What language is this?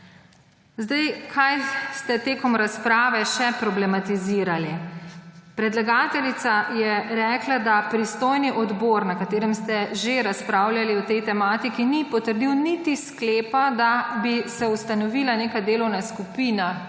Slovenian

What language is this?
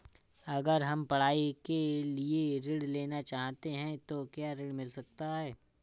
Hindi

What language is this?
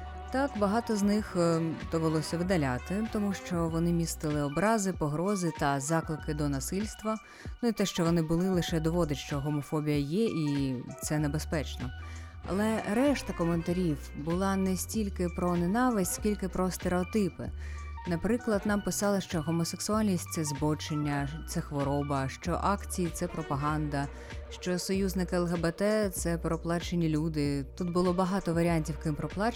Ukrainian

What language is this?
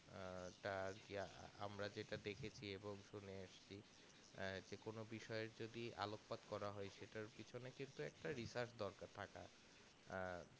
Bangla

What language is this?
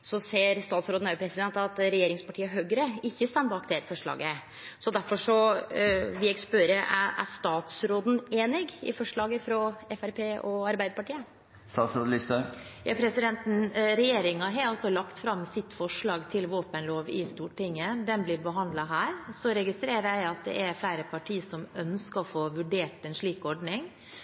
Norwegian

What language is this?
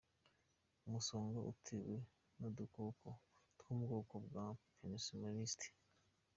Kinyarwanda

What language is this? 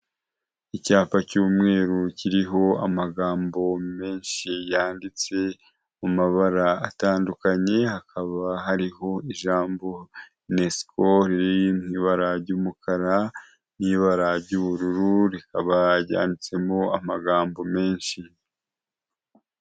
Kinyarwanda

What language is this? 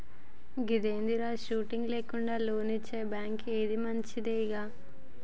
Telugu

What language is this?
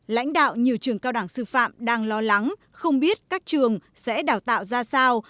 Vietnamese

